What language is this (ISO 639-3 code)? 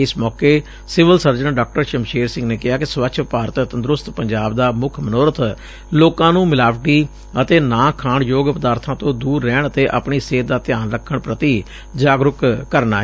pan